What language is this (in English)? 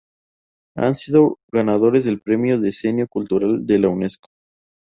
Spanish